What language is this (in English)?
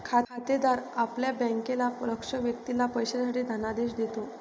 Marathi